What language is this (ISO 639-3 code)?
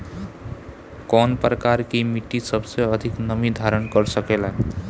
bho